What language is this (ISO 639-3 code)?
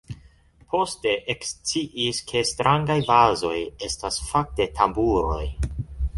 epo